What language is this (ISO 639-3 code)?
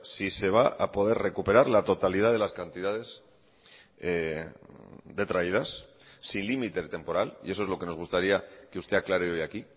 spa